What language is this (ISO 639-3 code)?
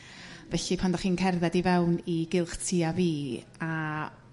cym